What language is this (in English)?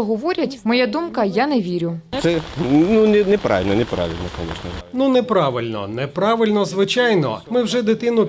Ukrainian